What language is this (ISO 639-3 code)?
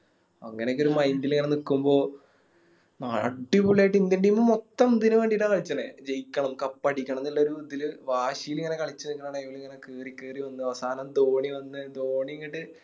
mal